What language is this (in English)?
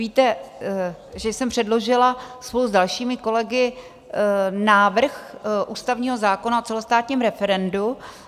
Czech